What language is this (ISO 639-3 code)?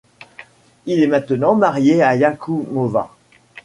fra